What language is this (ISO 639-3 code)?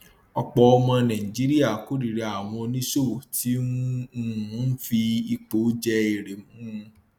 yor